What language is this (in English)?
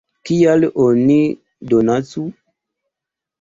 Esperanto